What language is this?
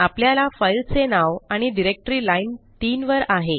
Marathi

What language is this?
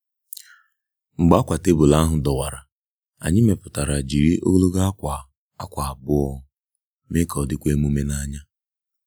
Igbo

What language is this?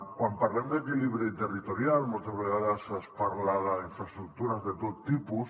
Catalan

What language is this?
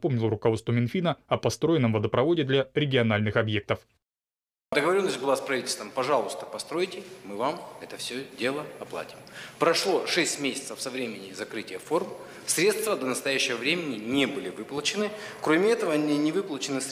Russian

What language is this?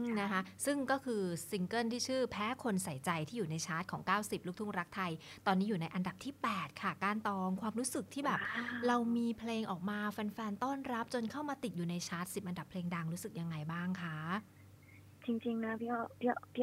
Thai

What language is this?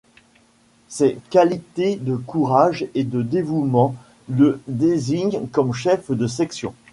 French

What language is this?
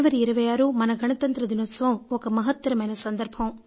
Telugu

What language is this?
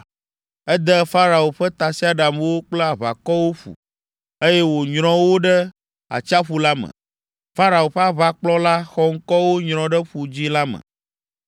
Ewe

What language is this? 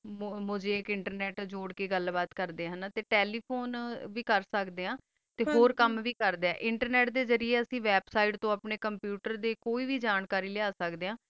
Punjabi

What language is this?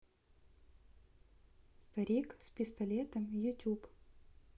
Russian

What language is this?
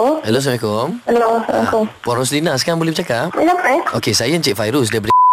Malay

